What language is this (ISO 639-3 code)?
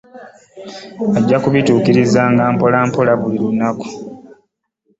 lug